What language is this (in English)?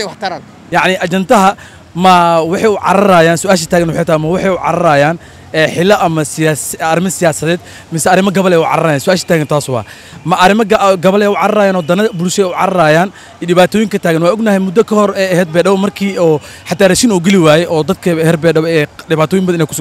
Arabic